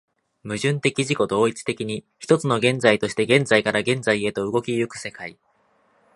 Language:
Japanese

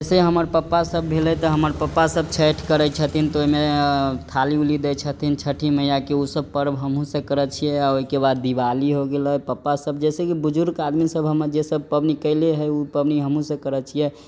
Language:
Maithili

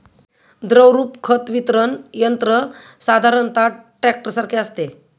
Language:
Marathi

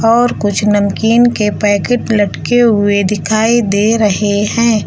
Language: Hindi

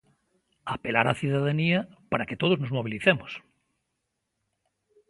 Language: Galician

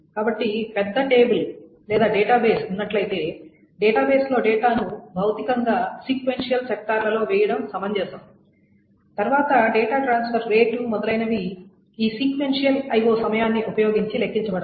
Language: Telugu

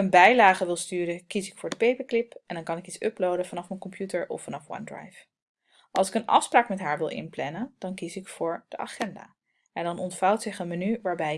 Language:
Dutch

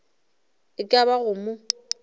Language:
Northern Sotho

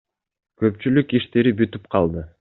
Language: Kyrgyz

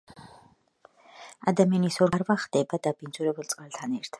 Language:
Georgian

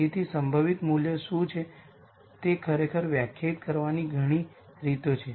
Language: Gujarati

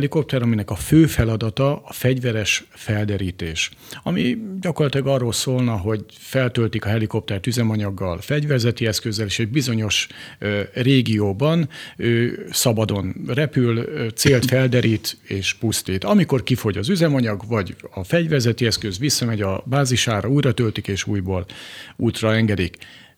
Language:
Hungarian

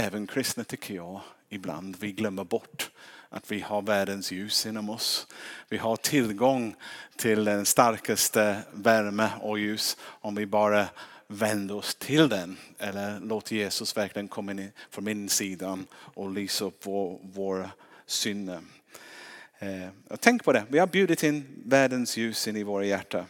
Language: Swedish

